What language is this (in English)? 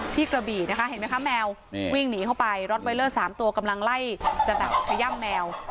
Thai